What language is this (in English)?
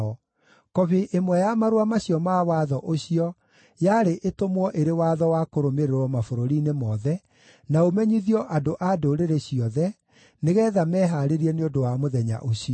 Kikuyu